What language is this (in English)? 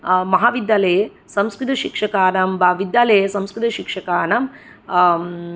Sanskrit